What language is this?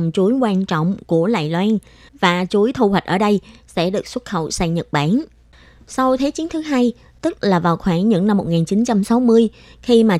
Vietnamese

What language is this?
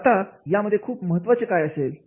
Marathi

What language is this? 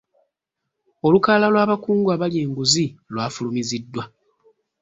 Ganda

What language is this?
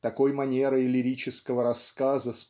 Russian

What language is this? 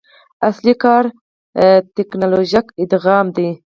Pashto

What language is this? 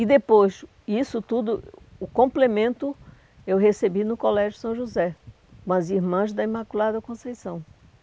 Portuguese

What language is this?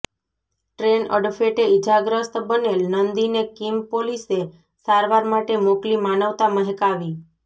Gujarati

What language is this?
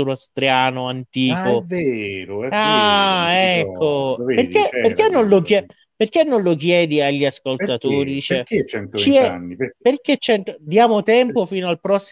Italian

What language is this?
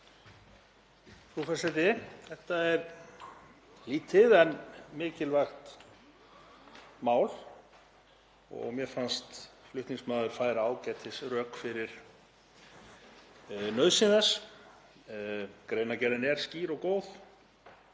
Icelandic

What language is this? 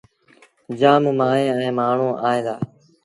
Sindhi Bhil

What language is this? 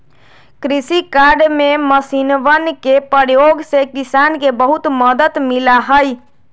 Magahi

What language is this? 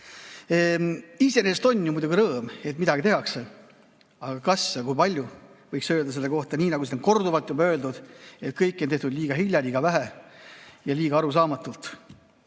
Estonian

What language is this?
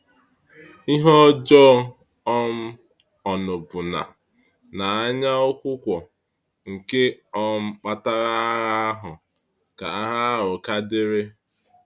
Igbo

